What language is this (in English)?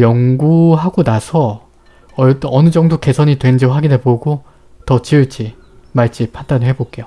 Korean